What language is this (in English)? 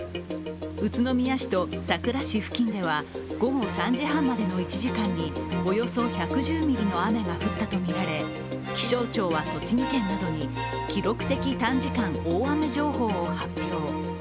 Japanese